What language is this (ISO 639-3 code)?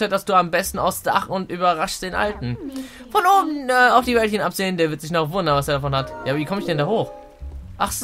deu